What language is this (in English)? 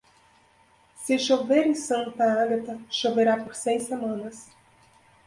Portuguese